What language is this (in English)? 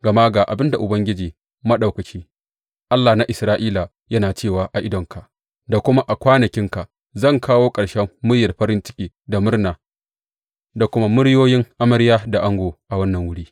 Hausa